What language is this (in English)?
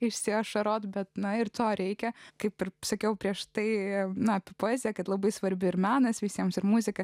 Lithuanian